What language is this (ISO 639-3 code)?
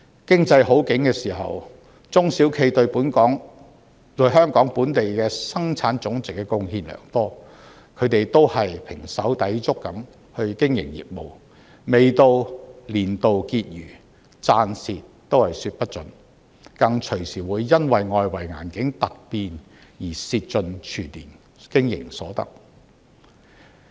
yue